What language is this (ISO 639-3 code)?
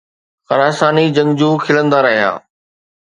snd